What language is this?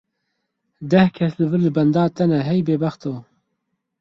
Kurdish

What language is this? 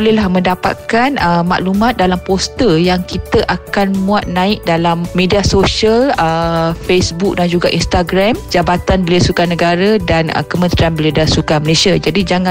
Malay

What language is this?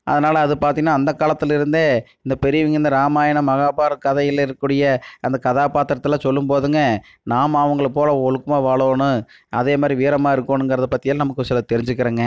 Tamil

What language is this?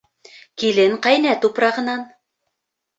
Bashkir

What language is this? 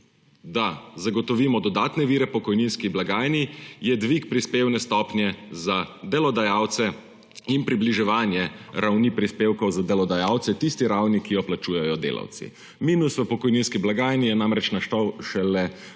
Slovenian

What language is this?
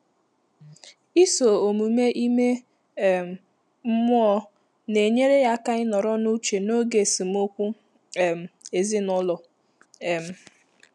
Igbo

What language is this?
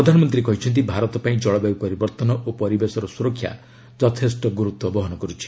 Odia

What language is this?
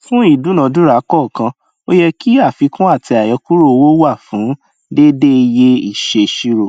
Yoruba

